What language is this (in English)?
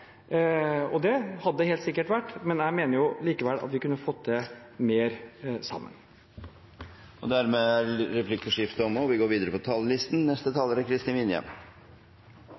Norwegian